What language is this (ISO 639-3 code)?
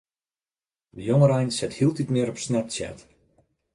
fry